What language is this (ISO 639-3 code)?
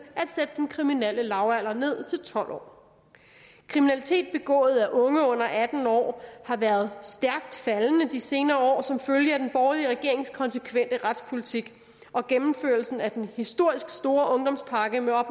dan